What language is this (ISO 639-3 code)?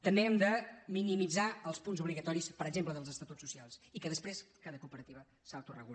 cat